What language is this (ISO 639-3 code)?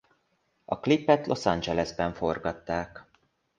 hun